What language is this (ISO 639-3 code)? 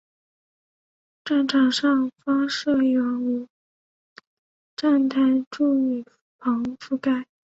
zho